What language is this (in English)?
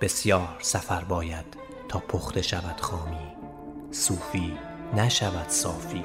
Persian